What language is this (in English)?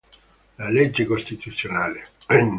Italian